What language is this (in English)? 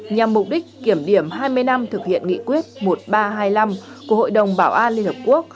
Vietnamese